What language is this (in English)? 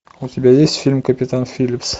Russian